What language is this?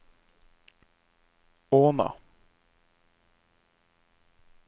Norwegian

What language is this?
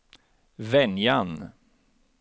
Swedish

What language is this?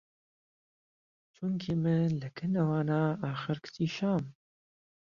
Central Kurdish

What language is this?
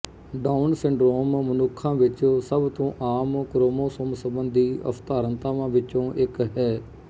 Punjabi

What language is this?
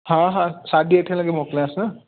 Sindhi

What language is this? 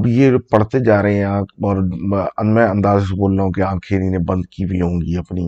Urdu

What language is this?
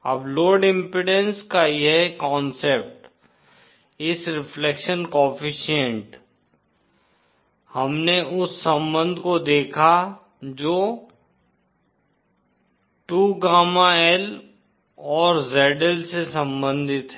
Hindi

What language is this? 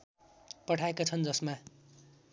Nepali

